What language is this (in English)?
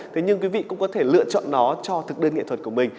Vietnamese